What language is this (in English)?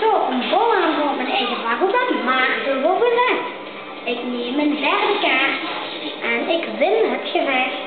Dutch